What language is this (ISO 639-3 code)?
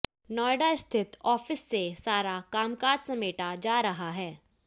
hin